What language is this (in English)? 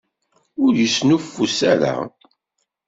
Kabyle